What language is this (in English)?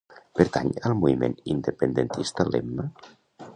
Catalan